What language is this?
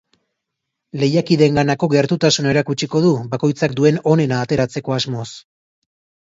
Basque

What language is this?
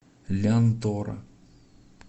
Russian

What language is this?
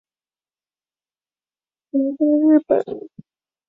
Chinese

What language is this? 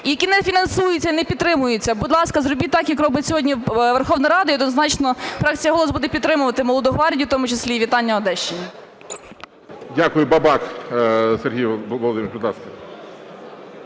Ukrainian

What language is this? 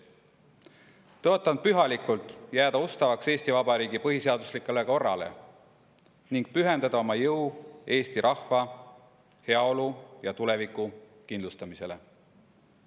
Estonian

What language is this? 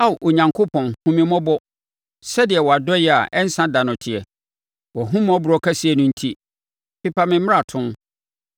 Akan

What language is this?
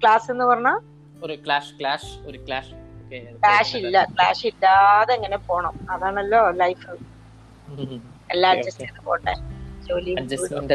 Malayalam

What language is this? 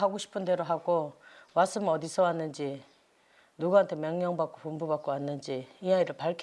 Korean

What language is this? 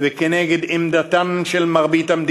Hebrew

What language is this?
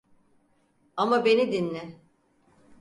Turkish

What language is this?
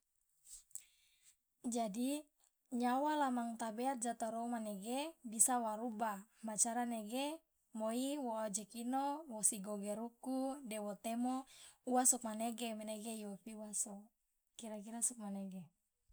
Loloda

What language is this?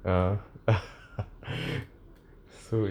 English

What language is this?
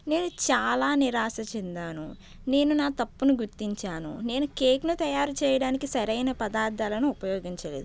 Telugu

